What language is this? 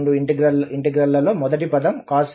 Telugu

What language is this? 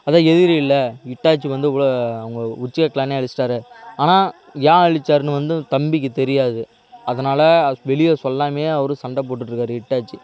Tamil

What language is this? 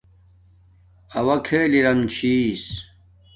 Domaaki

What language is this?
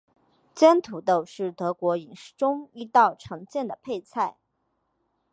Chinese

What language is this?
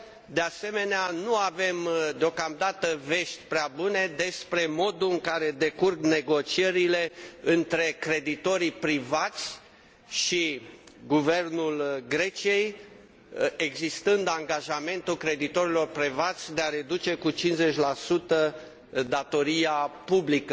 Romanian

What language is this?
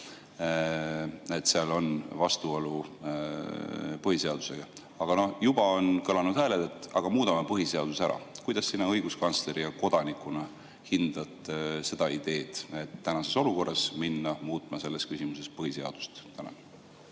Estonian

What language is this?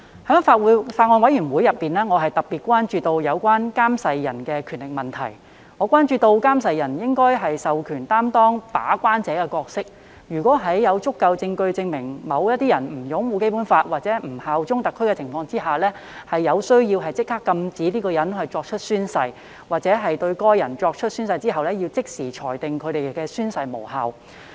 Cantonese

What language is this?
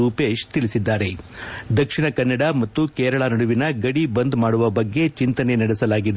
Kannada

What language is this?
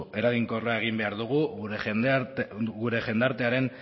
Basque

